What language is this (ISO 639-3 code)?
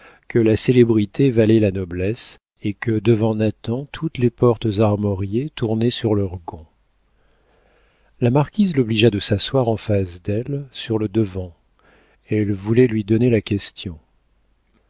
fra